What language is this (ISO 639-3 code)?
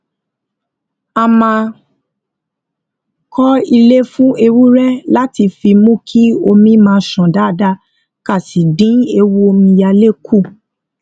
yor